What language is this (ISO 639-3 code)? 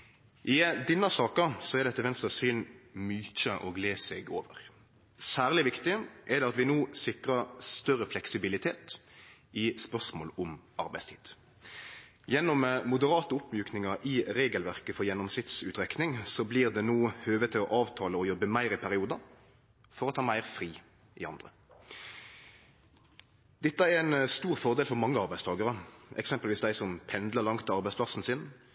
nno